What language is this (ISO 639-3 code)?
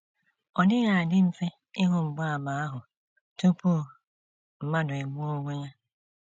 ibo